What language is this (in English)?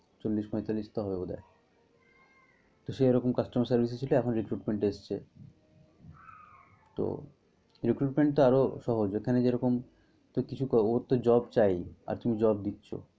Bangla